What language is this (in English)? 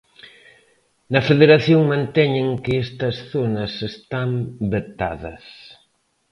Galician